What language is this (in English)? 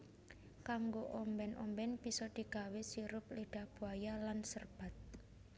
Javanese